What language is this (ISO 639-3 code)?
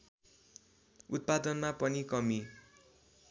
nep